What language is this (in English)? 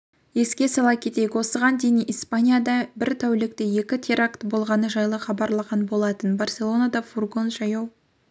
Kazakh